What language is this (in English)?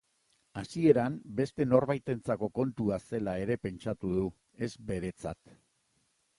Basque